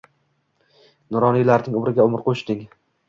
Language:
Uzbek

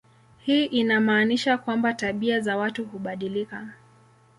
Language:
Swahili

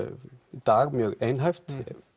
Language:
Icelandic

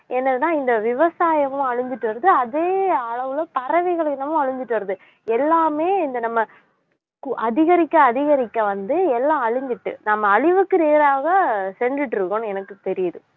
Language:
Tamil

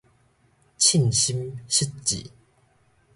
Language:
Min Nan Chinese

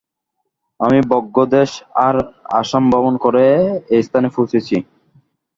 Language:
Bangla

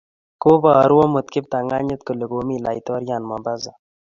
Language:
Kalenjin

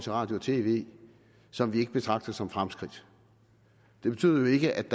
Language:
Danish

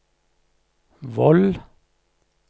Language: Norwegian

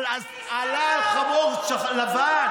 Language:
Hebrew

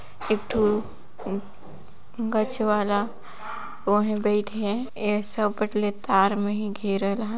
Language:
Sadri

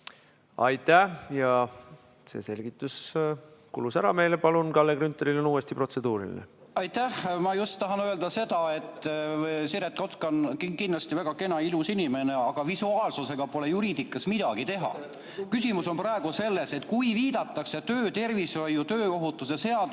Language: Estonian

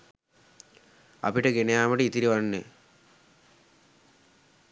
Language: Sinhala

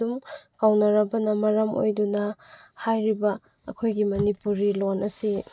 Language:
Manipuri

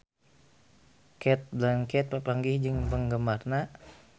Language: Sundanese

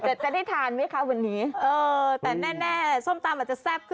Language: Thai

